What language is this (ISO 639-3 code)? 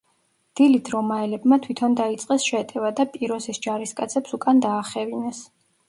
kat